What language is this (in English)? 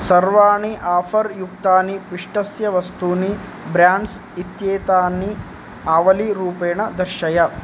Sanskrit